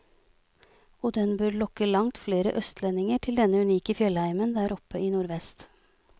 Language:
Norwegian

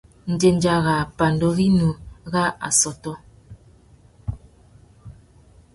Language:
Tuki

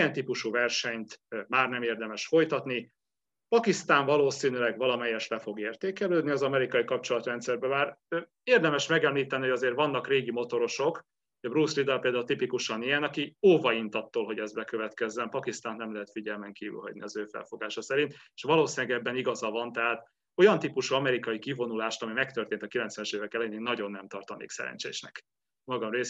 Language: Hungarian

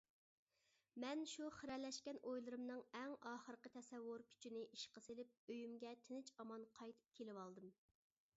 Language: Uyghur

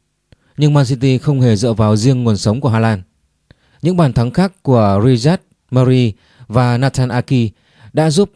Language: Vietnamese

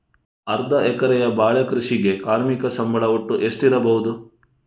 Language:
Kannada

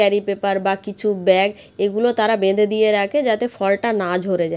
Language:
Bangla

